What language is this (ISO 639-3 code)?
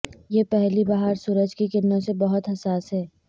urd